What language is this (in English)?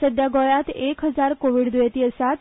Konkani